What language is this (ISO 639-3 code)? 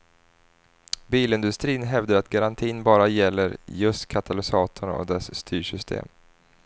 swe